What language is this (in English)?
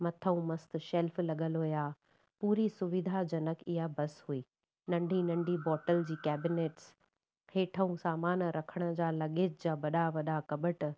Sindhi